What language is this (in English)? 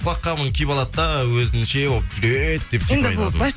Kazakh